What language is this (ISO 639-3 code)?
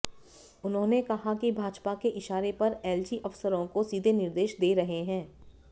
hin